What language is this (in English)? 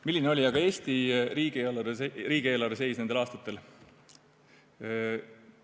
Estonian